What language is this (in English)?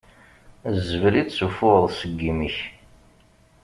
Kabyle